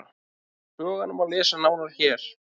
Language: Icelandic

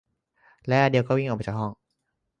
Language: Thai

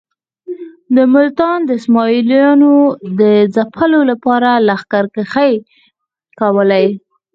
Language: Pashto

